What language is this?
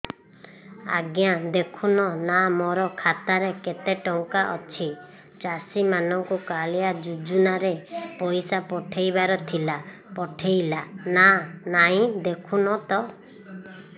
Odia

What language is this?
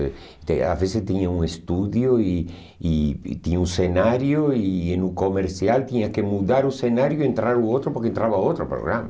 Portuguese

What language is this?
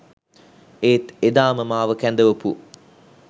Sinhala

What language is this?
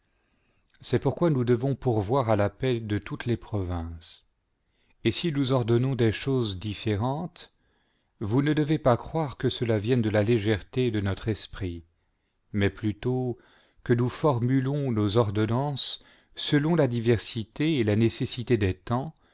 French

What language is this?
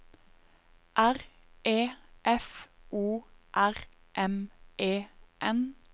Norwegian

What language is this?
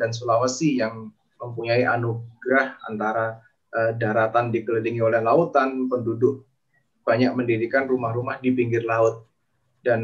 Indonesian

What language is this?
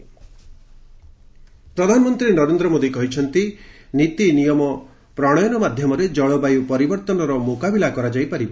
Odia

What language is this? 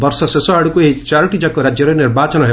Odia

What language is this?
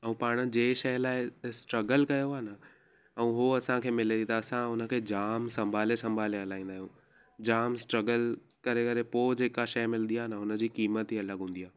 Sindhi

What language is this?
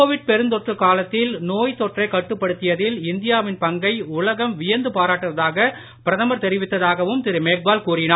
Tamil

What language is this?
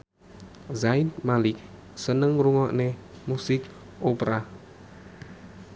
Javanese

